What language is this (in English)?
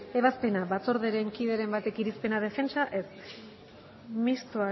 Basque